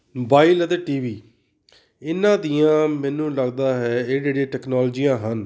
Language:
Punjabi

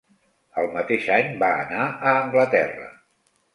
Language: Catalan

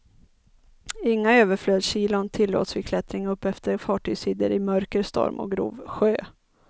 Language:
Swedish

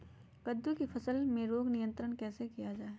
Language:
Magahi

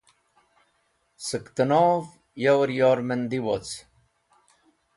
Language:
Wakhi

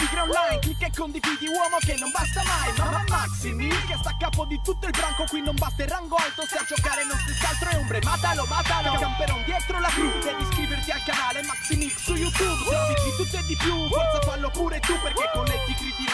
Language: Italian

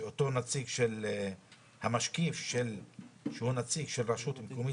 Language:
Hebrew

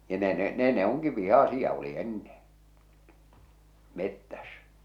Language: Finnish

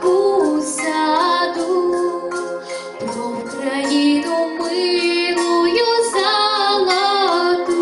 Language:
Ukrainian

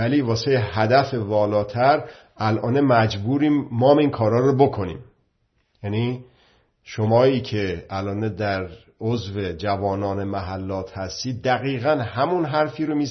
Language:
Persian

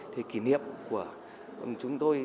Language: Vietnamese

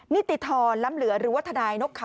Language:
Thai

